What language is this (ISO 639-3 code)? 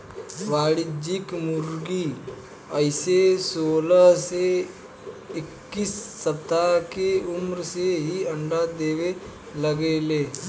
bho